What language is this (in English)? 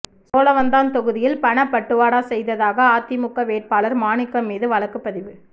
Tamil